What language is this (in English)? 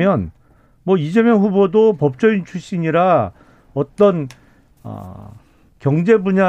Korean